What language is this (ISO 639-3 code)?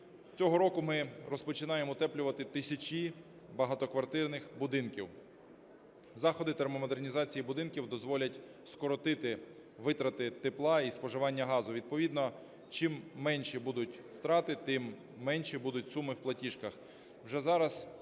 ukr